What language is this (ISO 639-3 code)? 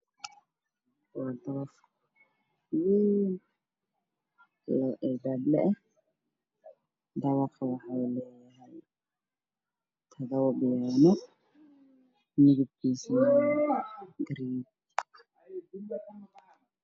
som